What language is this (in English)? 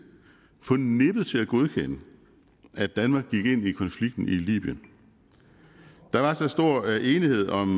Danish